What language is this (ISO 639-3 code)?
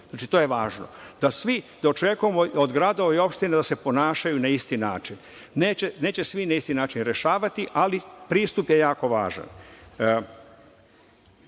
srp